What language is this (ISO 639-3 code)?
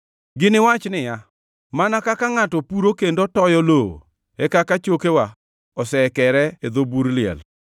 luo